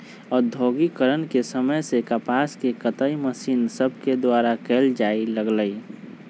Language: Magahi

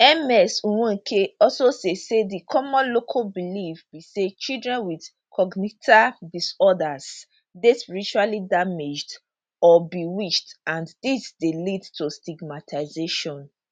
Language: Nigerian Pidgin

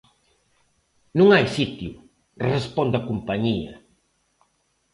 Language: Galician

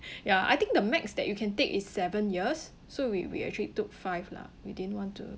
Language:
English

